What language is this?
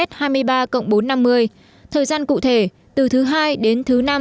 Vietnamese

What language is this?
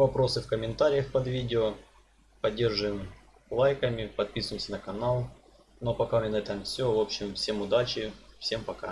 Russian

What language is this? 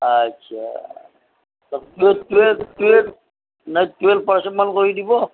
Assamese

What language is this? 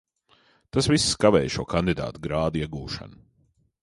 Latvian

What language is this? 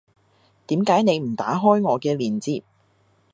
Cantonese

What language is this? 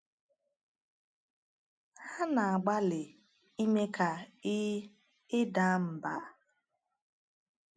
Igbo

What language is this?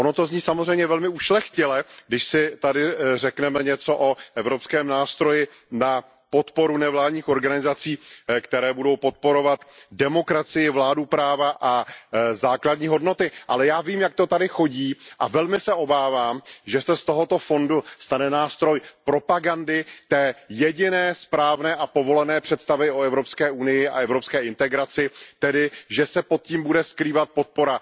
Czech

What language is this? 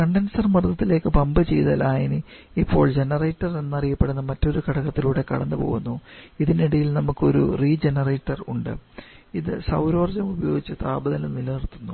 Malayalam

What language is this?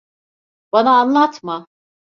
Turkish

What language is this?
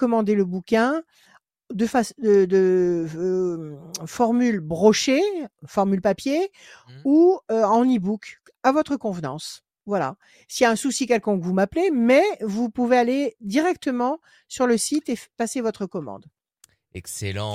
French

